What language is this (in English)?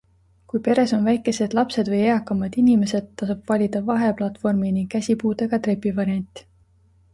Estonian